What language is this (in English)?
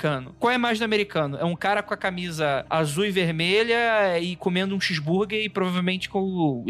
Portuguese